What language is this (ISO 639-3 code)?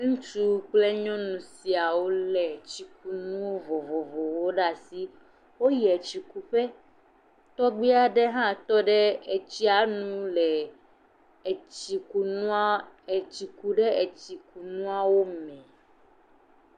ewe